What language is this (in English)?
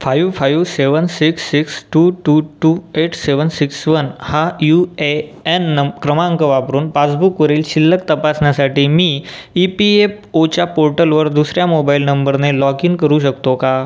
Marathi